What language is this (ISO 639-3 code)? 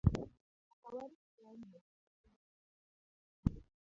luo